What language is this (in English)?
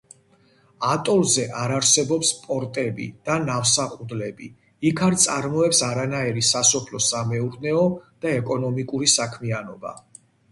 Georgian